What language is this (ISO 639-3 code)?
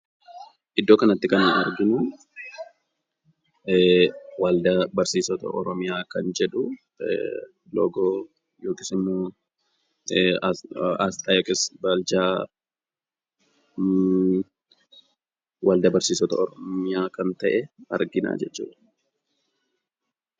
orm